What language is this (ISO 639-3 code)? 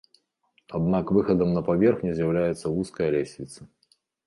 bel